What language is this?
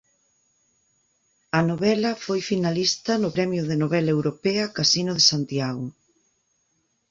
Galician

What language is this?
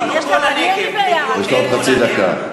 Hebrew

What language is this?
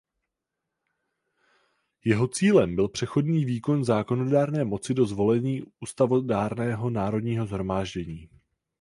Czech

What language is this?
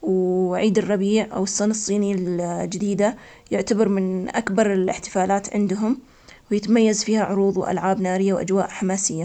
Omani Arabic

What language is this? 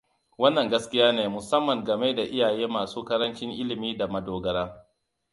Hausa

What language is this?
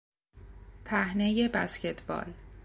Persian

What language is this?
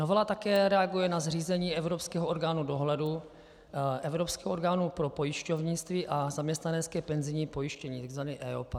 Czech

